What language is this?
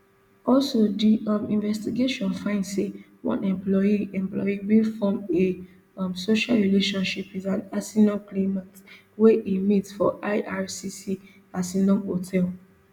Nigerian Pidgin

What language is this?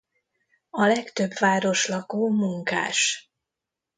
Hungarian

